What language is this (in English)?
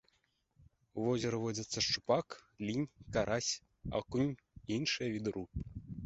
Belarusian